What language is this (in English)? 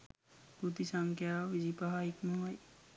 Sinhala